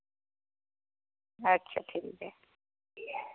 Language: Dogri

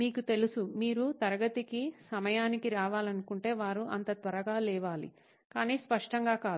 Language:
Telugu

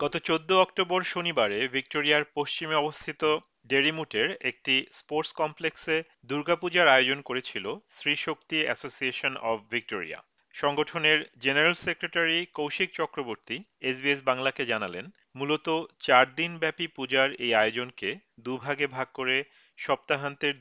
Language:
Bangla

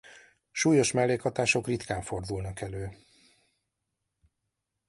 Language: Hungarian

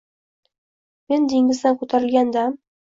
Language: Uzbek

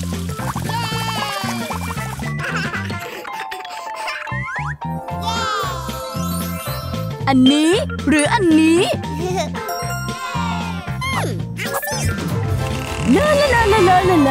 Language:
Thai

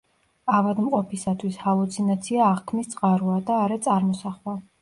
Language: Georgian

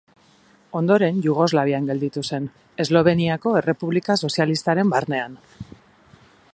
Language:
Basque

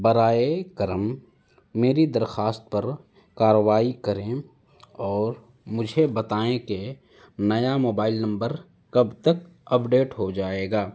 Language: Urdu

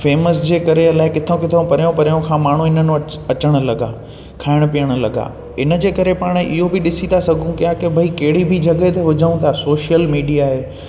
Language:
Sindhi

